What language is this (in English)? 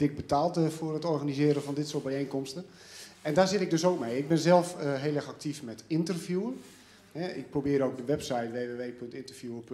Dutch